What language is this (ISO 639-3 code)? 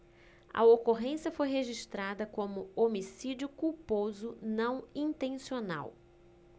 por